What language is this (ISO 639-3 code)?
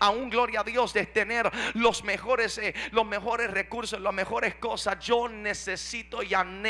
spa